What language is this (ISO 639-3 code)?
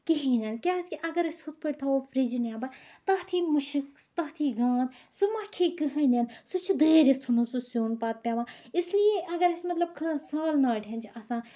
kas